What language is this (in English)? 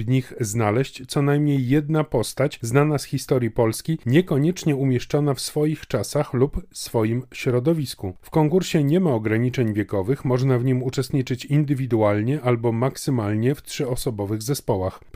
Polish